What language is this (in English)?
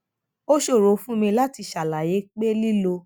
Yoruba